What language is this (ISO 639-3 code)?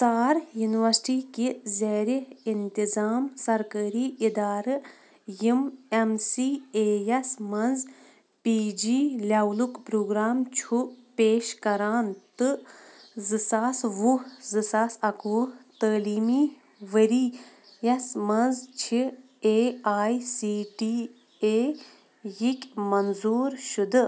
kas